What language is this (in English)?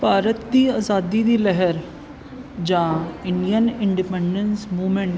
Punjabi